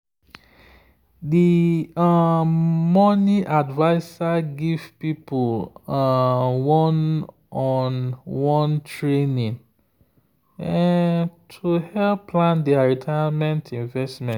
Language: Nigerian Pidgin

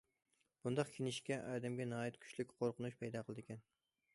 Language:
Uyghur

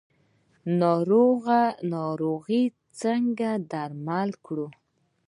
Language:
Pashto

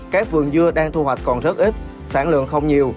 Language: Vietnamese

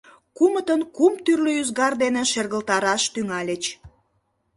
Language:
Mari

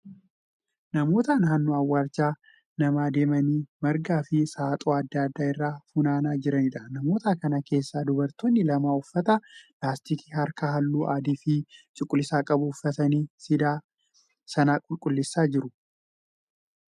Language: Oromo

